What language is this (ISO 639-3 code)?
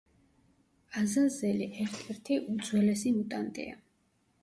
kat